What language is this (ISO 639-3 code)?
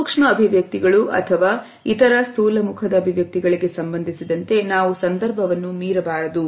kan